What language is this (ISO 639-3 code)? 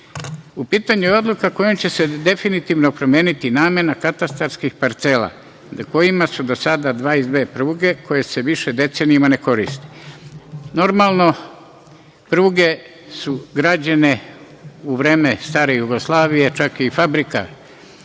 srp